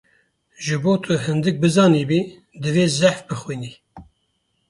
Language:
Kurdish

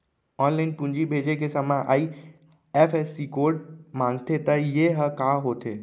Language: Chhattisgarhi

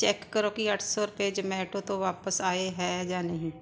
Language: Punjabi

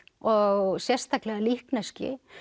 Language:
Icelandic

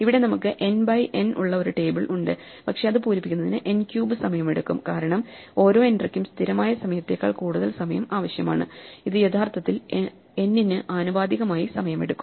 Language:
Malayalam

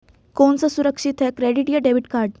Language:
Hindi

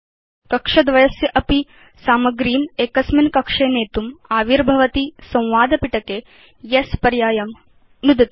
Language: Sanskrit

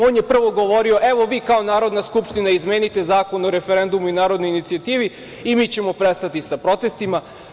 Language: Serbian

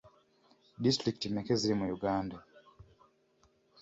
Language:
Ganda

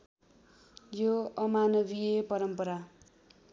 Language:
Nepali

